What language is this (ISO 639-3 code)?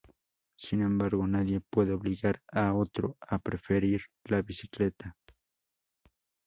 spa